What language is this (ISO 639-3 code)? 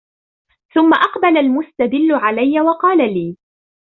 ara